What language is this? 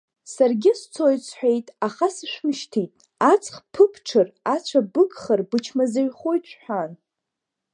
Abkhazian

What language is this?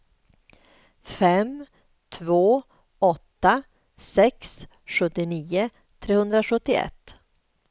Swedish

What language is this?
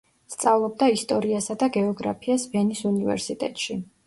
Georgian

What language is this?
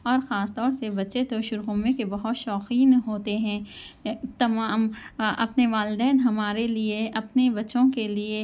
Urdu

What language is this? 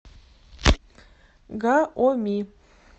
Russian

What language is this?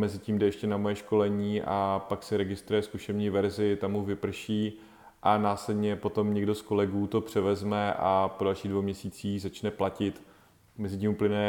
Czech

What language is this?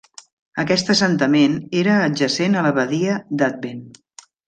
Catalan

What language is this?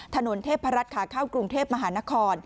Thai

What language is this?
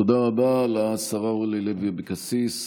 Hebrew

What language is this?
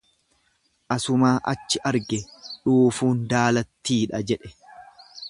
Oromo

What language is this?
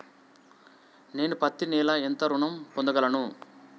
Telugu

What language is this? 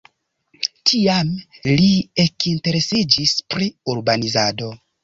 Esperanto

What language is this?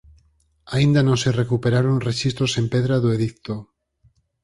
Galician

